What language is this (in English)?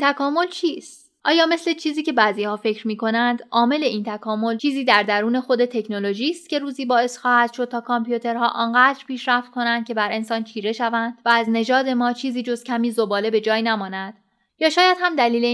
Persian